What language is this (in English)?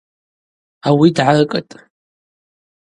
Abaza